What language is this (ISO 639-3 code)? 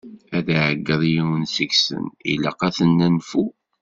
kab